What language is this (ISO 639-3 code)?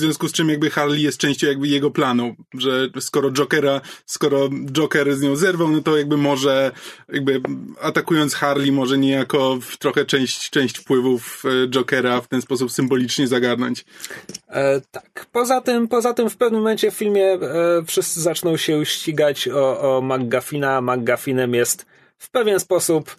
pol